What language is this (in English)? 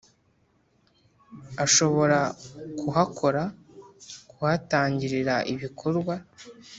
Kinyarwanda